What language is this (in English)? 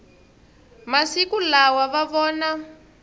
Tsonga